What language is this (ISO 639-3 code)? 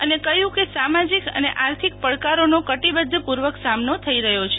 guj